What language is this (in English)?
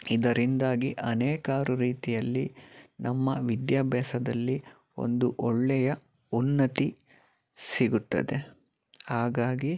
Kannada